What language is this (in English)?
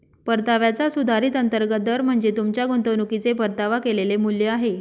Marathi